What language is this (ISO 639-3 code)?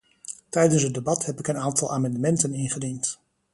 nld